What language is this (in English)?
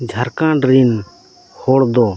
Santali